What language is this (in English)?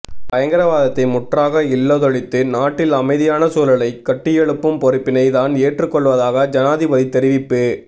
Tamil